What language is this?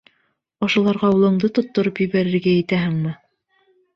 Bashkir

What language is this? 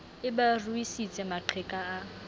Southern Sotho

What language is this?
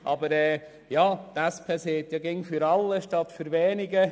Swiss German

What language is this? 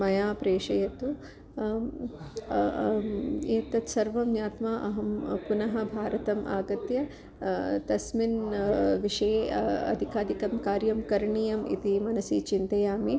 Sanskrit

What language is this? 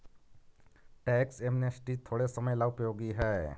Magahi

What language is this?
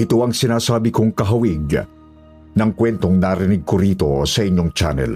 Filipino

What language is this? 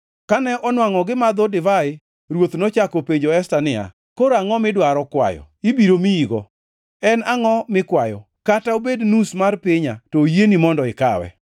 Luo (Kenya and Tanzania)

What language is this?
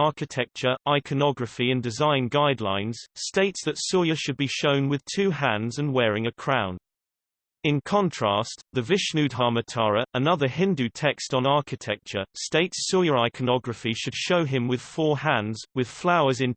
English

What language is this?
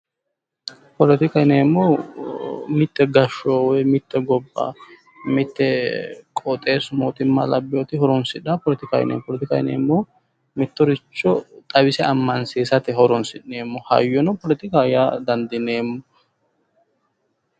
Sidamo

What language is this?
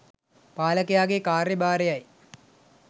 Sinhala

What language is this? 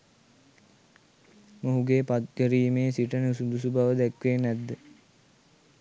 Sinhala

